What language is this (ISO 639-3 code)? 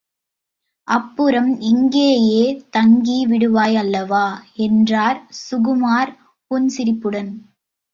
tam